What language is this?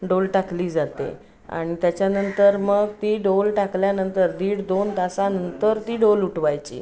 Marathi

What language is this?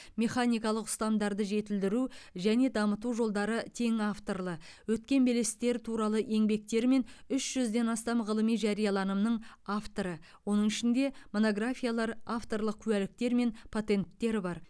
Kazakh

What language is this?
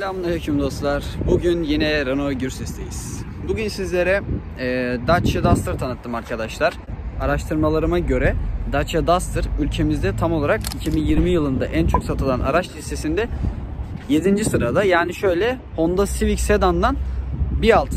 Turkish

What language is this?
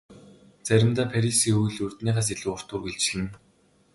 Mongolian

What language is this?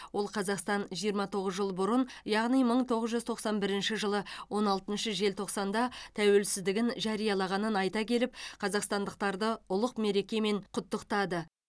Kazakh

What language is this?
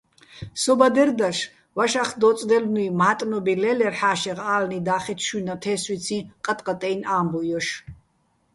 Bats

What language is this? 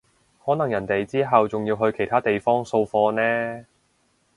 Cantonese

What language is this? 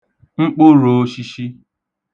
Igbo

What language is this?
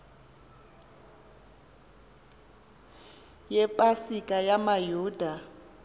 Xhosa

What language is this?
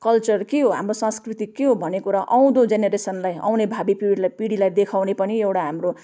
Nepali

